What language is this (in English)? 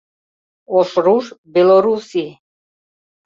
Mari